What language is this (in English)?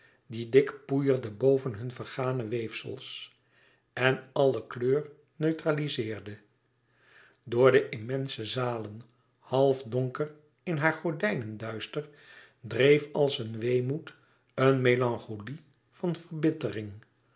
Dutch